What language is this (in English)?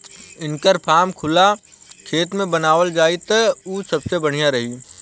Bhojpuri